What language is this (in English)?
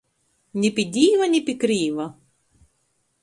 Latgalian